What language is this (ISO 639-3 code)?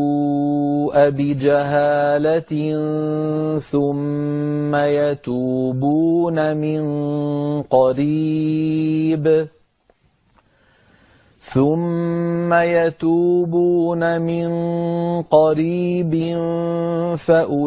ara